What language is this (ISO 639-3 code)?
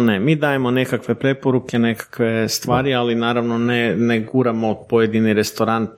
hrv